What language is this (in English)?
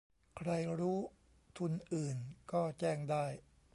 Thai